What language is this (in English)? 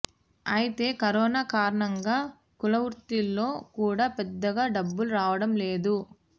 Telugu